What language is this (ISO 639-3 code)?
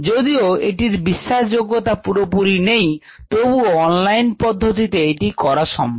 ben